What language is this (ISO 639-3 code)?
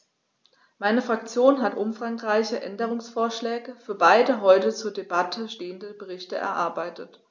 deu